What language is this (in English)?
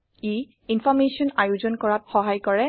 Assamese